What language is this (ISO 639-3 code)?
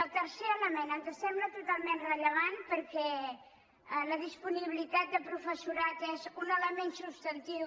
cat